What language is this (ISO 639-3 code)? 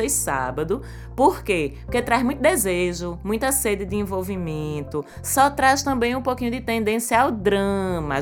por